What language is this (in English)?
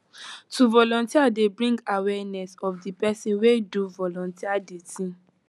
Nigerian Pidgin